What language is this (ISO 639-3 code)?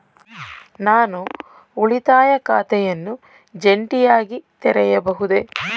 kan